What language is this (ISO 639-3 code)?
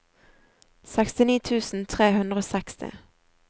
nor